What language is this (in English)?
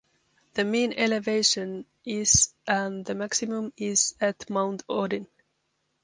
English